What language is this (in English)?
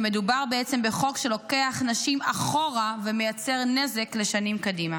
Hebrew